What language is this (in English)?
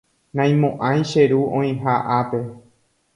Guarani